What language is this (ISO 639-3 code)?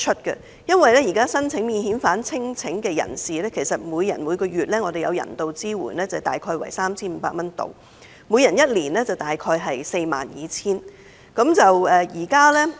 yue